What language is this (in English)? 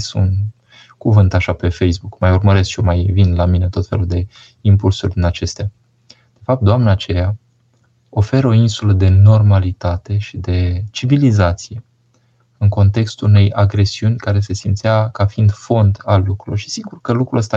Romanian